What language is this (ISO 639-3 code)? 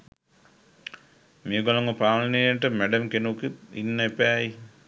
sin